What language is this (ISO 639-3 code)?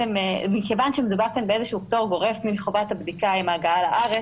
heb